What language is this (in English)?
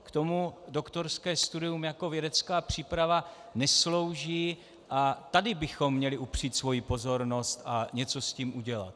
Czech